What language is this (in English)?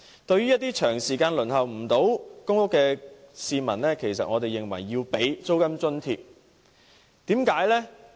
Cantonese